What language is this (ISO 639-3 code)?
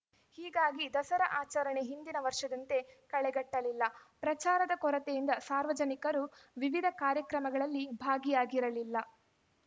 kan